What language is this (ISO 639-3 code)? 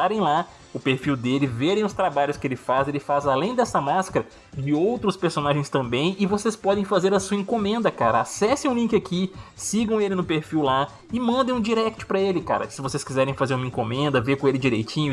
por